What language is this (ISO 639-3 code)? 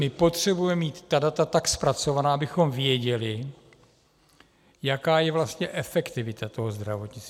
ces